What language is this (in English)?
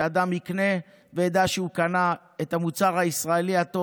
Hebrew